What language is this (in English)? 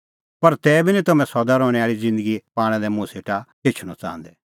Kullu Pahari